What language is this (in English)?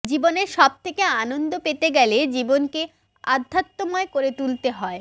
Bangla